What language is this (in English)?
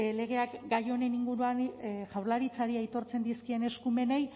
Basque